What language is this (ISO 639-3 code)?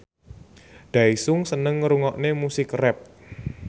jav